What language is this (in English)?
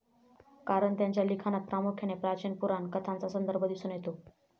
Marathi